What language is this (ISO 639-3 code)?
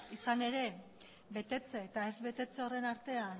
eus